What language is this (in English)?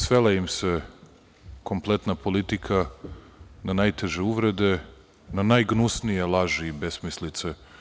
Serbian